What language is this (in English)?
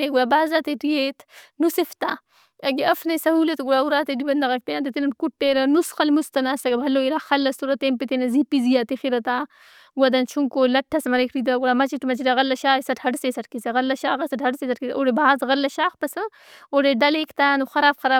Brahui